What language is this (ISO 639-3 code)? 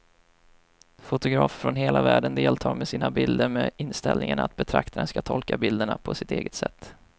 swe